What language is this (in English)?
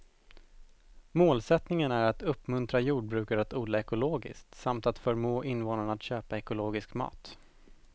Swedish